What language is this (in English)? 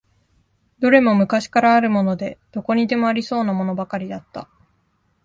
Japanese